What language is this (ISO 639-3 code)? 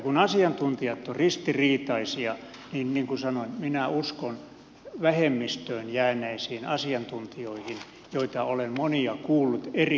fin